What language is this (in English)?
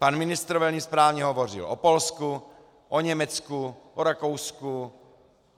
Czech